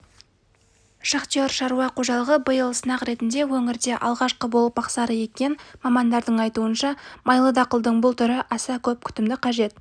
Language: Kazakh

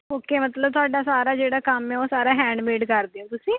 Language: Punjabi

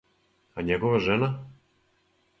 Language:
Serbian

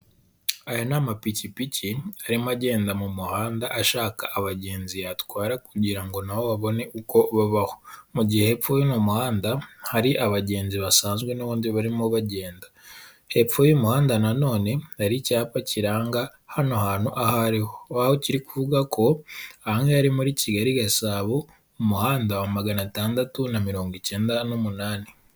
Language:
Kinyarwanda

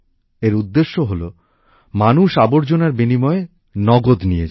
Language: Bangla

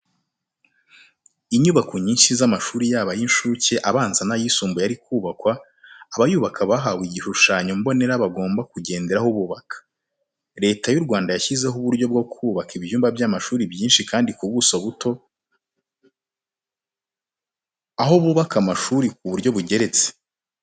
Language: Kinyarwanda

